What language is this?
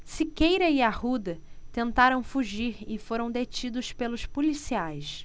Portuguese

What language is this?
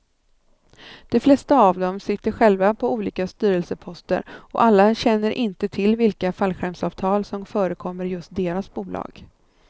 Swedish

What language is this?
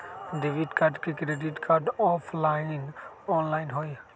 Magahi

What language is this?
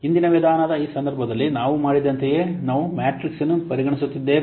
Kannada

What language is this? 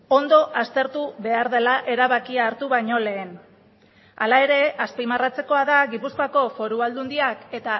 Basque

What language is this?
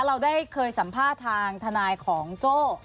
Thai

